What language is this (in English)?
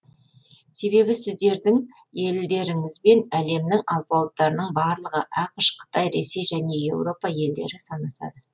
Kazakh